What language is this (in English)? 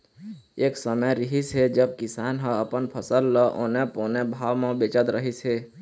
Chhattisgarhi